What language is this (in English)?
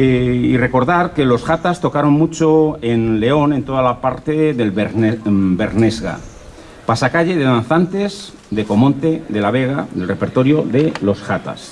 Spanish